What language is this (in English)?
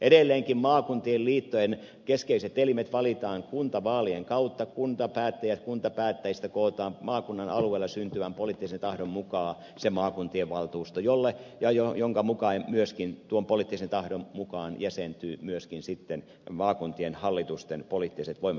Finnish